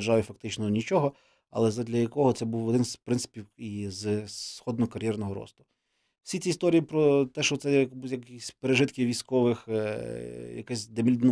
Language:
Ukrainian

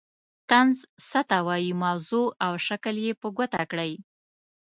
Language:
Pashto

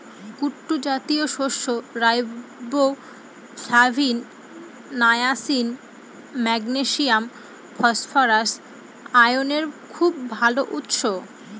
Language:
Bangla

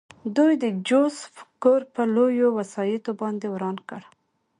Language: Pashto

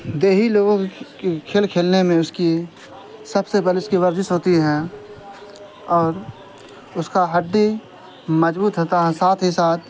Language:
Urdu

